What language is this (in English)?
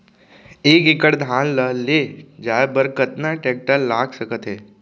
Chhattisgarhi